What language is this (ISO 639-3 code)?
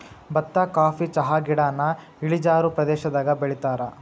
kan